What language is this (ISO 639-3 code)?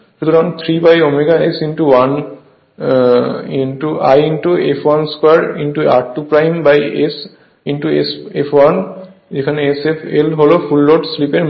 ben